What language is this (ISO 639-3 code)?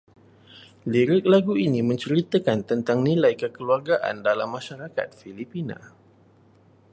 msa